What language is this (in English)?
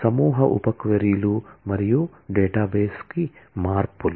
Telugu